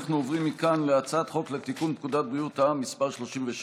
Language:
Hebrew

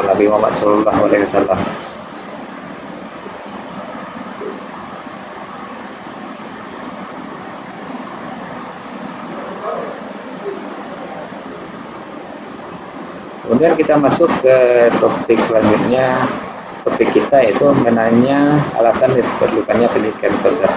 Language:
Indonesian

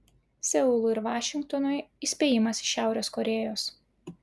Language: Lithuanian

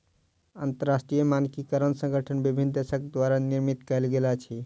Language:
Maithili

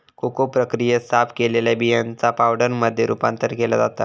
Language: Marathi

